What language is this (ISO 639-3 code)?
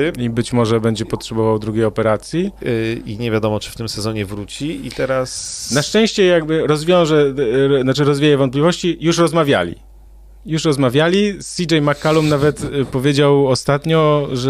pol